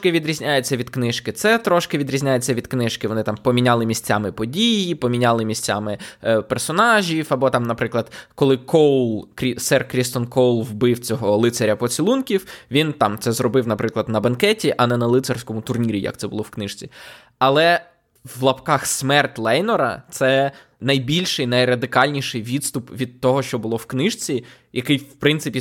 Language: Ukrainian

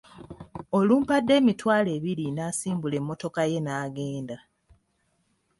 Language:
Ganda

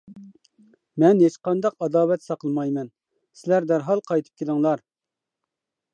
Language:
Uyghur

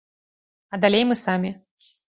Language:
Belarusian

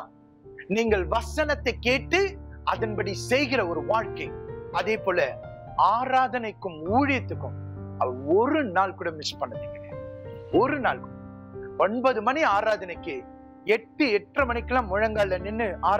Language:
Tamil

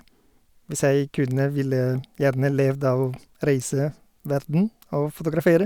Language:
Norwegian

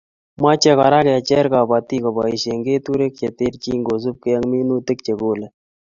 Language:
Kalenjin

